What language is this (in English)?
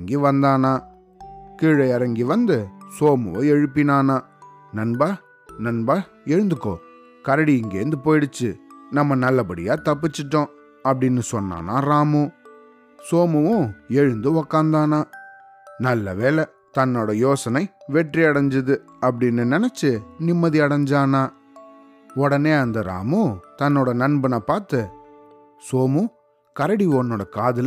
Tamil